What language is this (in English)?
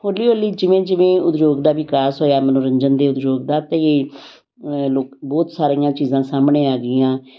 Punjabi